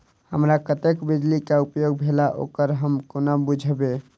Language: Maithili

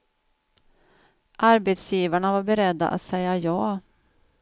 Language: Swedish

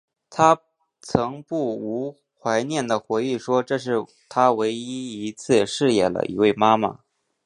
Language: Chinese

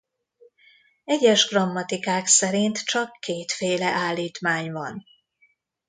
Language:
Hungarian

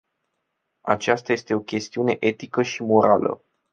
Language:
Romanian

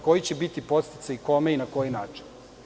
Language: Serbian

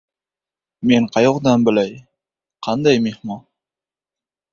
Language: Uzbek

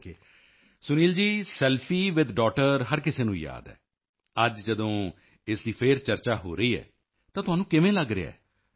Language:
Punjabi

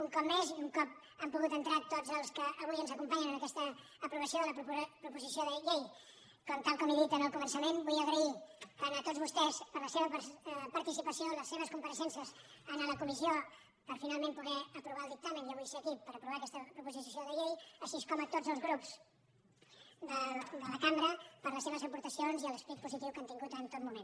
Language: Catalan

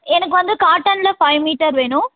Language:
Tamil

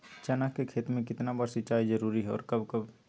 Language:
Magahi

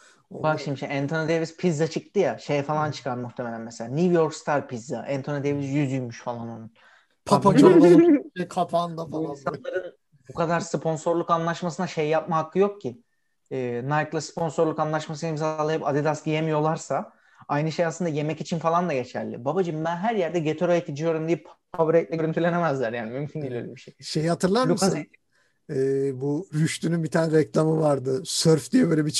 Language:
Turkish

